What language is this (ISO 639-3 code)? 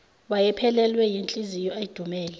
zul